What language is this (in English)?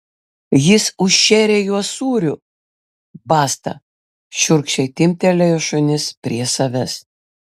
Lithuanian